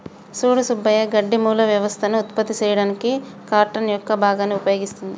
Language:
Telugu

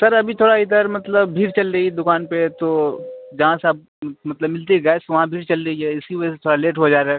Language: Urdu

